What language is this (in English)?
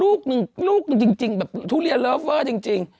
Thai